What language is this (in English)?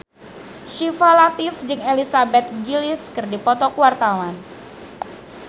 Sundanese